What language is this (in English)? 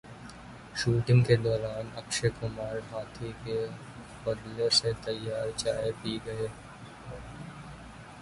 Urdu